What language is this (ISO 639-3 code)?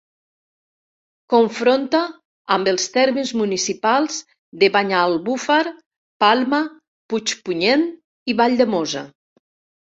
cat